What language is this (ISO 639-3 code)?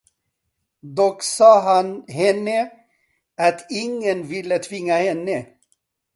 swe